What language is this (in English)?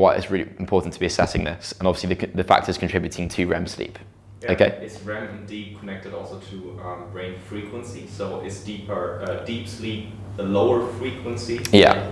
English